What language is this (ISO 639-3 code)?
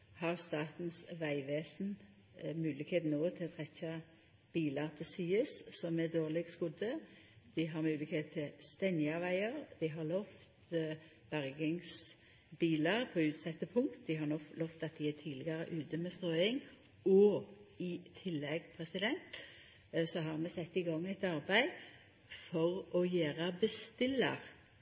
nno